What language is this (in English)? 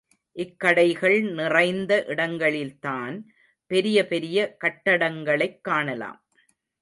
Tamil